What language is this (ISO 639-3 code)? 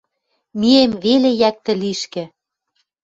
mrj